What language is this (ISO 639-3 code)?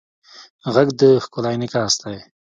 pus